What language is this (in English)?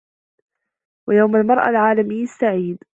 Arabic